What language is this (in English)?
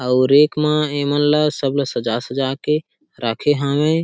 Chhattisgarhi